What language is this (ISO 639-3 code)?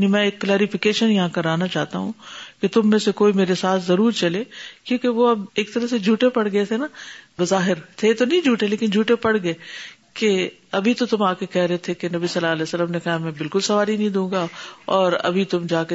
urd